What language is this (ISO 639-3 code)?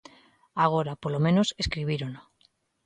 glg